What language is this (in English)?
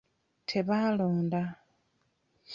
Ganda